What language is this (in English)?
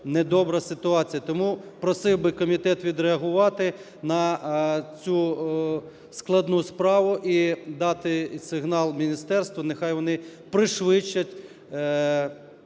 Ukrainian